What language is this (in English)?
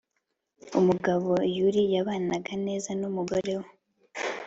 Kinyarwanda